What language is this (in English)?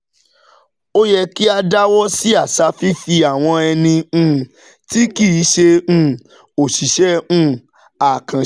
Yoruba